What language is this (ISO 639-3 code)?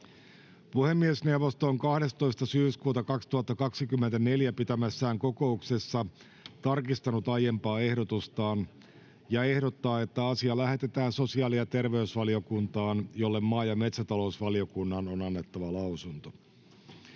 fin